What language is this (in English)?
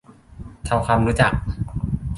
Thai